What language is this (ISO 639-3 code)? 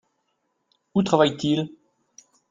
fra